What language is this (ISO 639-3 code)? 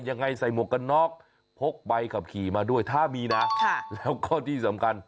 tha